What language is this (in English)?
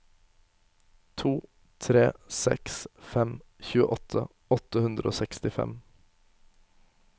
Norwegian